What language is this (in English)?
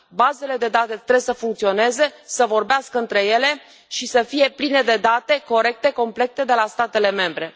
Romanian